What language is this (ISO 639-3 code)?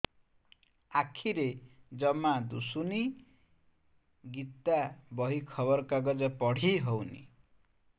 ori